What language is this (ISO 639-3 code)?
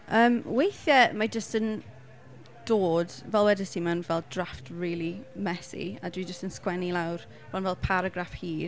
cym